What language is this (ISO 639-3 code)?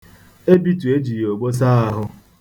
ibo